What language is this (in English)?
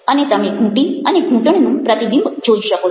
Gujarati